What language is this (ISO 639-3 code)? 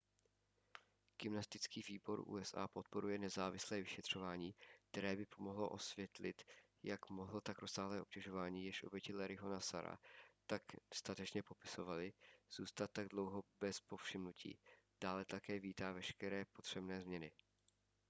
ces